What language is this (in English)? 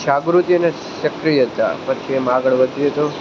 Gujarati